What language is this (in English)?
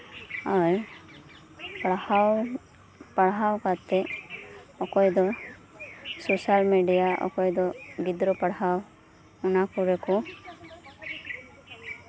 Santali